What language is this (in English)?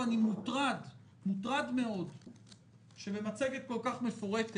Hebrew